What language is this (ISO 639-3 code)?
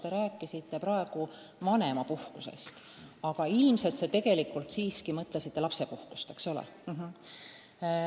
est